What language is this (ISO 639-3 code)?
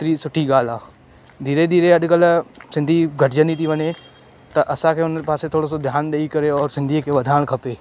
snd